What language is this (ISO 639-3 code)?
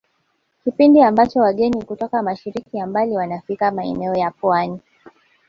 swa